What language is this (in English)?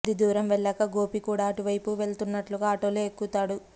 Telugu